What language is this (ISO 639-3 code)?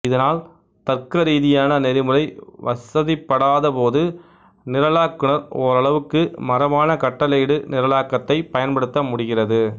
tam